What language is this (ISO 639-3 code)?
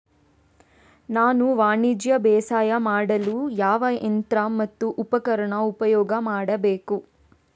kan